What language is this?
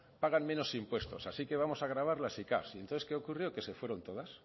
Spanish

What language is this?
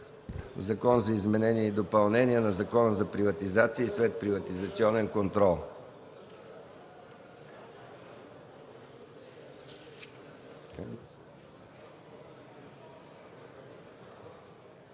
Bulgarian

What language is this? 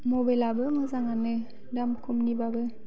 Bodo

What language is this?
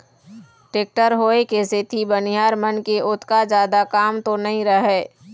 Chhattisgarhi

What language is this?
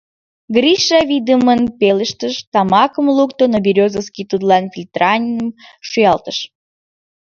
Mari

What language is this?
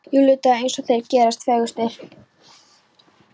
Icelandic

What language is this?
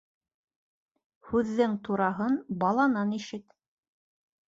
Bashkir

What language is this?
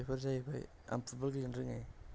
Bodo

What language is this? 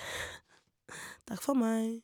Norwegian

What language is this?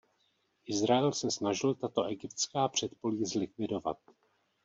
Czech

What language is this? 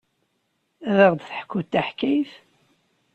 Kabyle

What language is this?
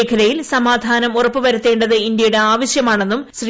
Malayalam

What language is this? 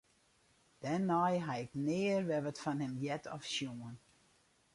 Western Frisian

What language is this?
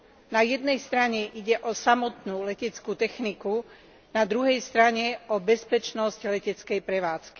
Slovak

